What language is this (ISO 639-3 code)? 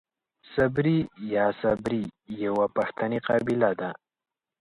pus